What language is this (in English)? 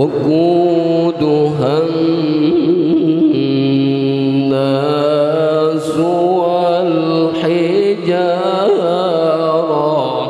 Arabic